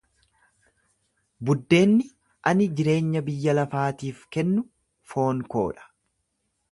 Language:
Oromo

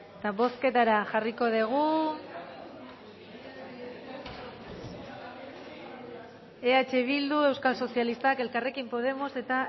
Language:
Basque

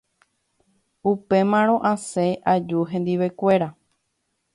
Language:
Guarani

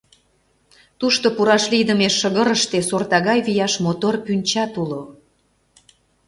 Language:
Mari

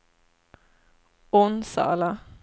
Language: Swedish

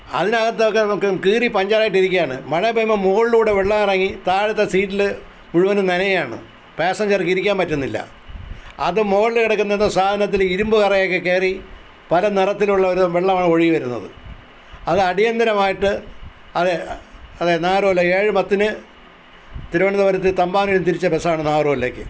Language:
Malayalam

